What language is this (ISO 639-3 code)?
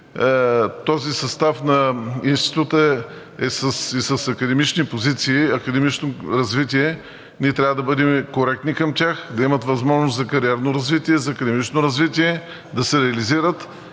bul